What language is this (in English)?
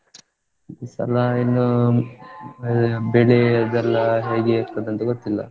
Kannada